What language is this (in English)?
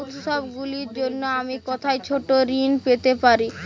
Bangla